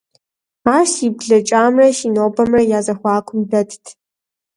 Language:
Kabardian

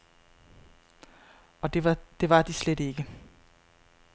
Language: Danish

